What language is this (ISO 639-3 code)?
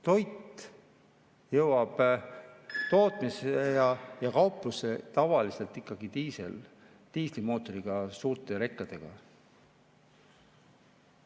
est